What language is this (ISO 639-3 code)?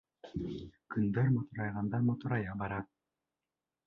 bak